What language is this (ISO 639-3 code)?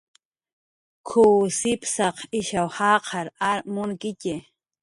jqr